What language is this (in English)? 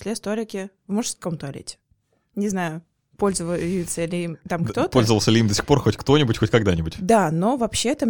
Russian